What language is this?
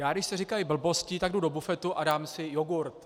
Czech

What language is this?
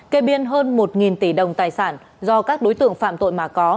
Vietnamese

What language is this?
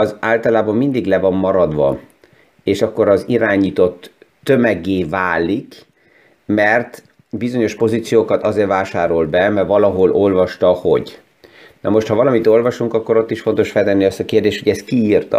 Hungarian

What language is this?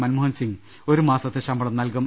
Malayalam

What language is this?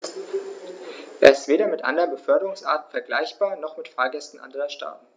German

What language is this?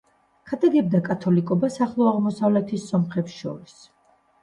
Georgian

